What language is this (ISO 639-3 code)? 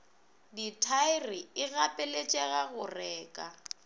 nso